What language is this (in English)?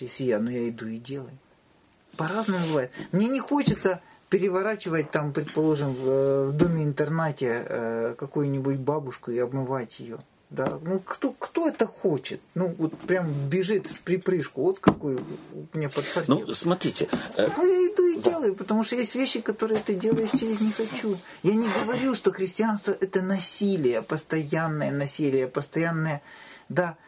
Russian